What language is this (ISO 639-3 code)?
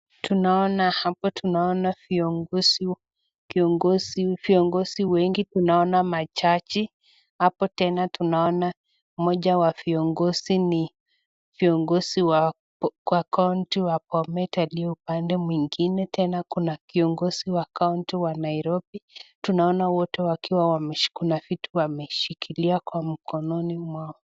swa